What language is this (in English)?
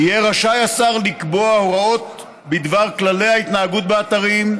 Hebrew